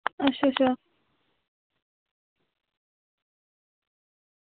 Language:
Dogri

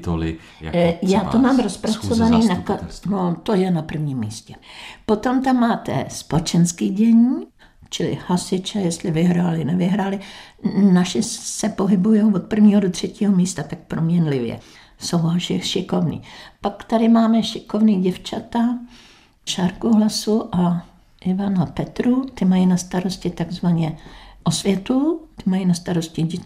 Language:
Czech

